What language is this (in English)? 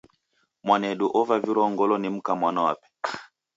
Taita